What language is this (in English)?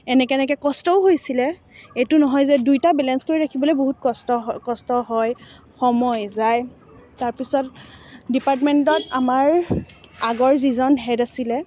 Assamese